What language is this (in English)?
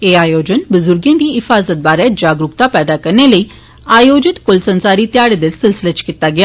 Dogri